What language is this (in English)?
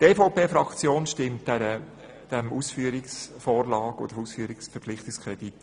Swiss German